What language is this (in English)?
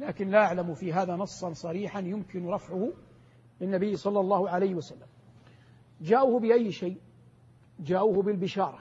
Arabic